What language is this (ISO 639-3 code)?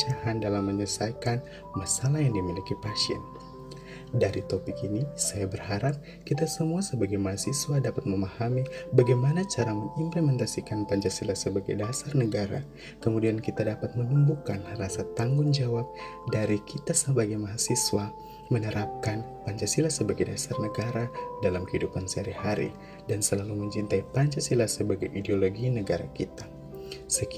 ind